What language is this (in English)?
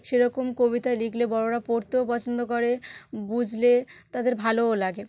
Bangla